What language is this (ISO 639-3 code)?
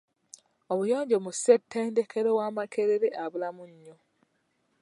lug